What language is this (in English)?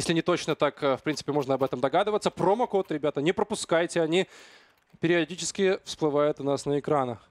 Russian